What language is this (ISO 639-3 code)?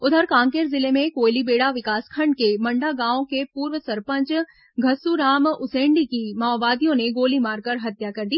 hin